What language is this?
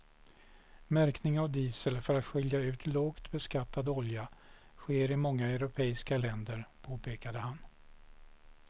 Swedish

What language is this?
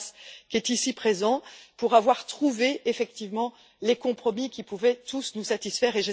French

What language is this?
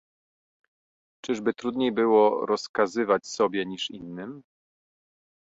Polish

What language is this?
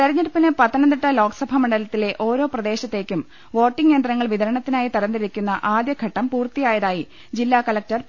Malayalam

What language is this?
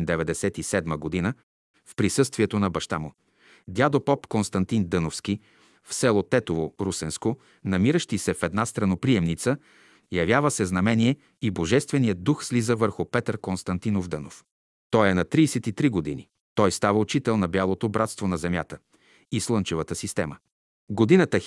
Bulgarian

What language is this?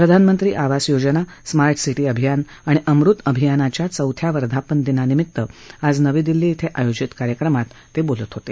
Marathi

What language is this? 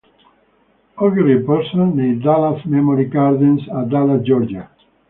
Italian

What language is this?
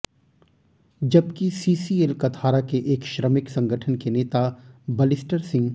Hindi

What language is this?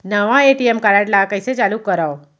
Chhattisgarhi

